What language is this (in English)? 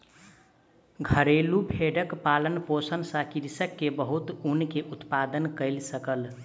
Maithili